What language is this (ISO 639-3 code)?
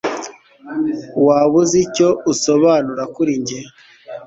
kin